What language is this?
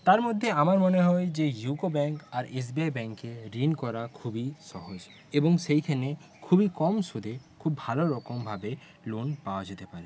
Bangla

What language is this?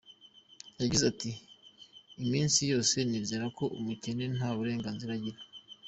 Kinyarwanda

